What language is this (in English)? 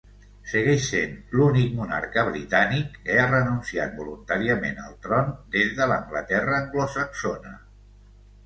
Catalan